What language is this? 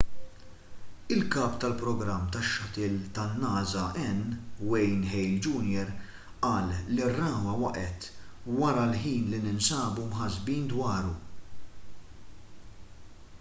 Maltese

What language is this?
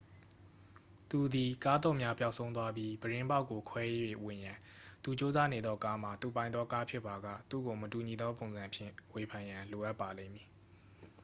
Burmese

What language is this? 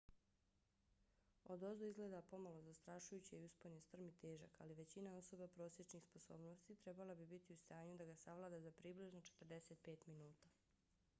Bosnian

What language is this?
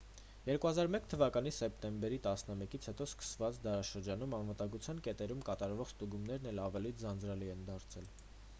Armenian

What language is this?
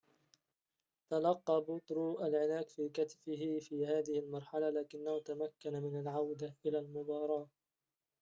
Arabic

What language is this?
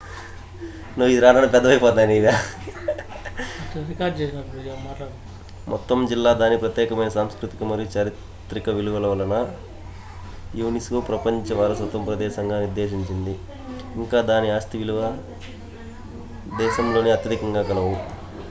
Telugu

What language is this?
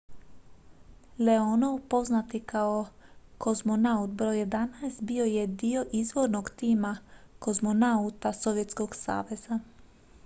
Croatian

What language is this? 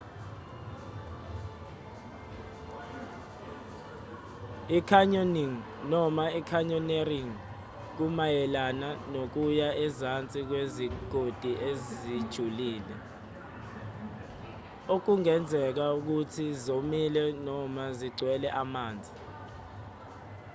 Zulu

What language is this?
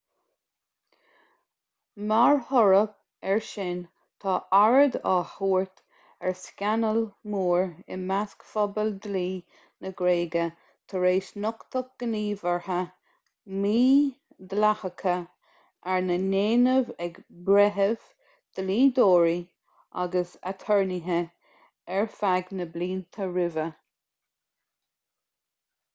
Irish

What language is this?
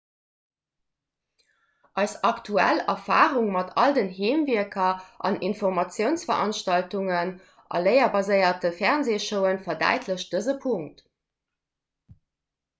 Luxembourgish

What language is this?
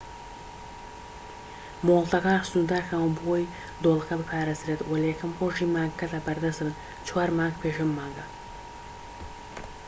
Central Kurdish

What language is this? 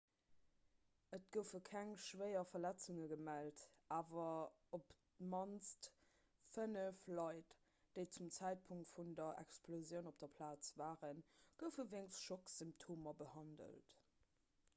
Luxembourgish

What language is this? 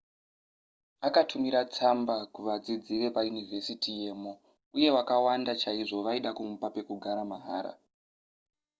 Shona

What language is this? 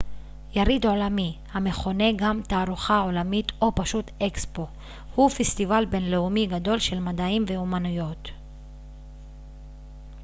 Hebrew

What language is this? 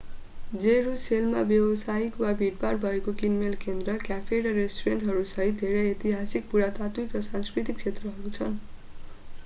Nepali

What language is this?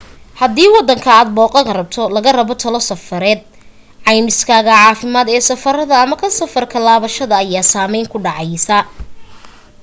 Somali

